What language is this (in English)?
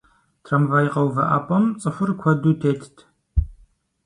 Kabardian